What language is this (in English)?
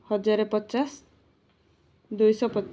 Odia